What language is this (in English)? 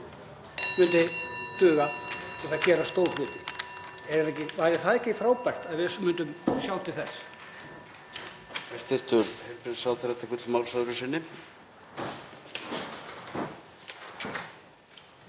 Icelandic